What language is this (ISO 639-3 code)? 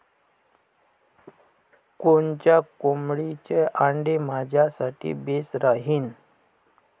mar